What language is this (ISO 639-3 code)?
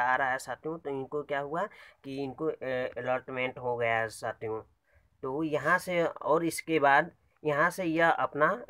hin